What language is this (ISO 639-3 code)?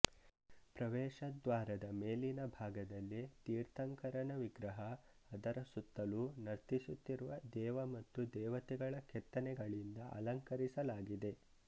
kan